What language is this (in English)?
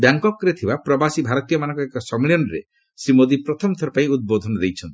Odia